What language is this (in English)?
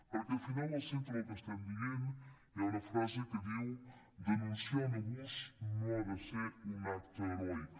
Catalan